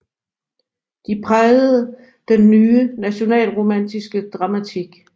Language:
Danish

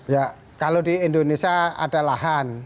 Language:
Indonesian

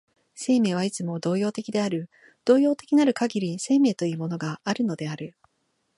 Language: Japanese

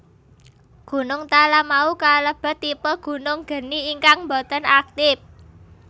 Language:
Javanese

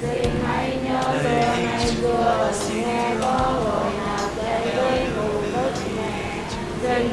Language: Vietnamese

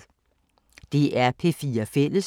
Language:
Danish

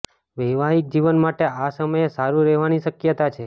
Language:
Gujarati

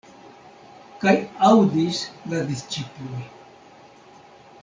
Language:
Esperanto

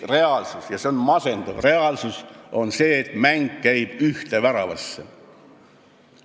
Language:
Estonian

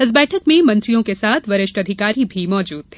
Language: Hindi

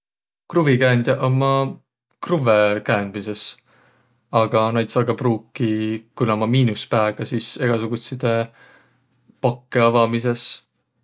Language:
Võro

